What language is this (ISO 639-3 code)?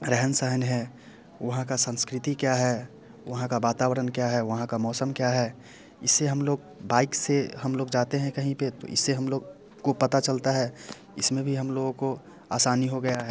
hin